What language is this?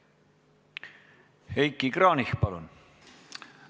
Estonian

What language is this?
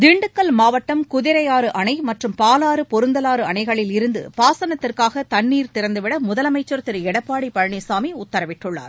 Tamil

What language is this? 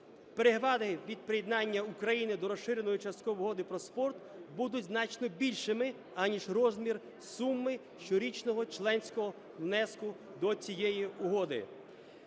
Ukrainian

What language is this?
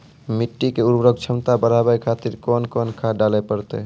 Maithili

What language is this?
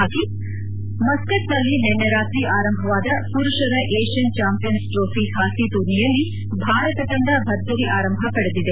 Kannada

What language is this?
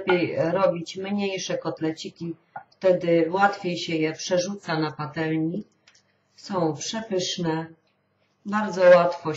Polish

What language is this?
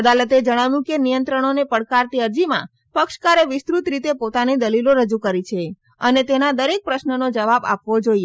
Gujarati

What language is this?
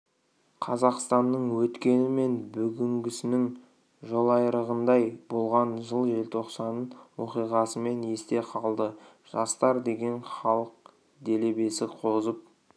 Kazakh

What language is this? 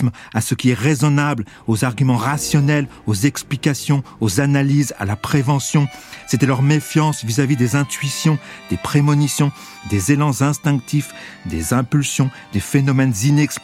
French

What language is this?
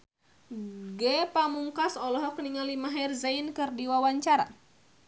Sundanese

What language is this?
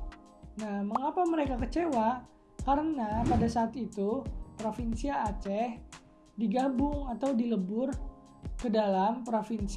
Indonesian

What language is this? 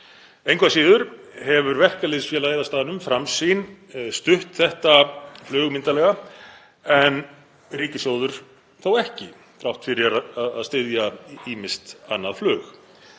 Icelandic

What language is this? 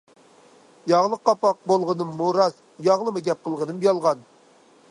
Uyghur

